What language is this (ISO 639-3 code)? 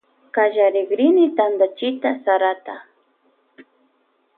qvj